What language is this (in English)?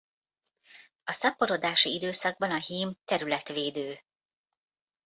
Hungarian